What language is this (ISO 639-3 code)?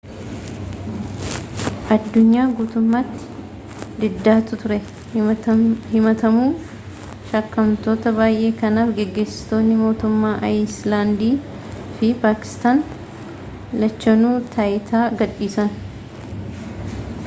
orm